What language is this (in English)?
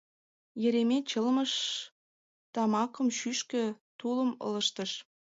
Mari